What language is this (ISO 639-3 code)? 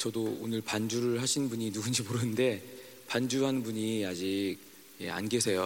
kor